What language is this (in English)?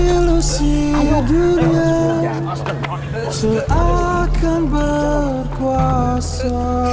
Indonesian